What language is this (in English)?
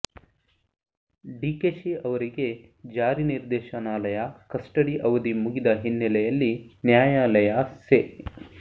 Kannada